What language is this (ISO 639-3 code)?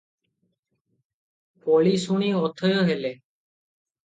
ori